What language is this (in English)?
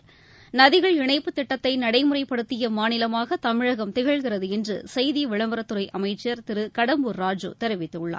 Tamil